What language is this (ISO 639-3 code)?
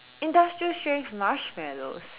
eng